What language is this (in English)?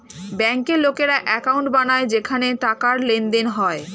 Bangla